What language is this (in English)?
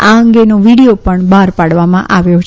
Gujarati